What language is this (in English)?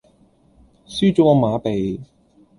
Cantonese